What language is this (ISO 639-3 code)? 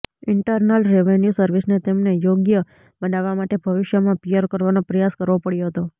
guj